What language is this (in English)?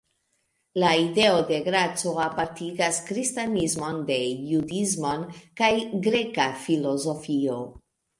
Esperanto